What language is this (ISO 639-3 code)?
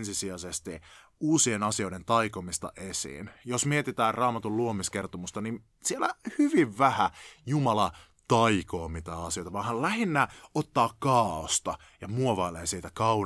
fin